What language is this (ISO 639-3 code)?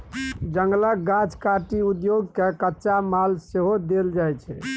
mai